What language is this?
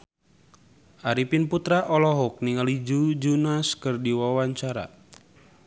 Sundanese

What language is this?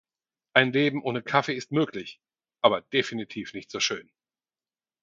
German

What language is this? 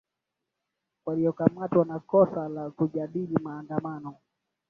Swahili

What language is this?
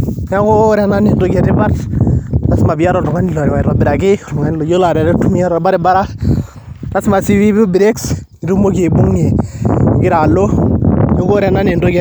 Masai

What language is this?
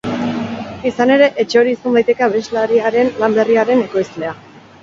Basque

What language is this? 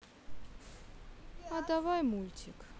Russian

